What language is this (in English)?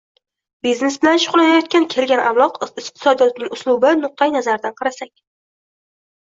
Uzbek